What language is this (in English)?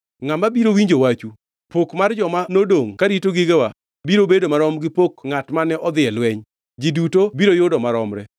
Luo (Kenya and Tanzania)